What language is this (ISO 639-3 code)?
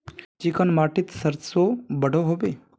mag